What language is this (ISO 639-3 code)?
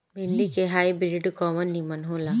bho